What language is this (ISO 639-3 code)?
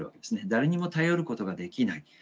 jpn